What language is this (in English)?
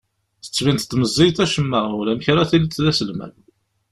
Kabyle